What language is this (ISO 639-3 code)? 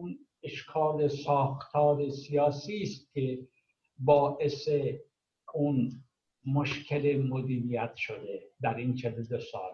fas